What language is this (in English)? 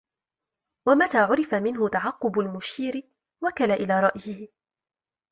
Arabic